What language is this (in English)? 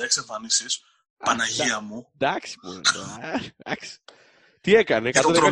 Greek